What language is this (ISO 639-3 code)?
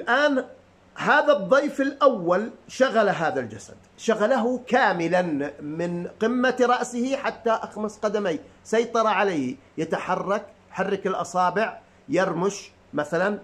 ara